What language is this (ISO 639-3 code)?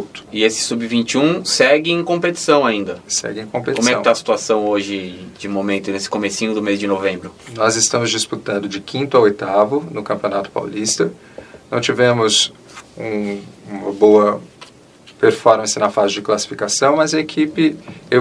por